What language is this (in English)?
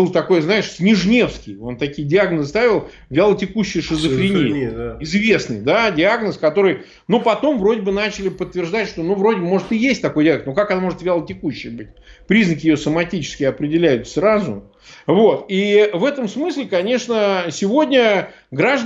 Russian